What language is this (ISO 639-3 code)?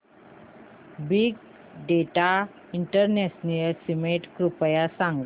mar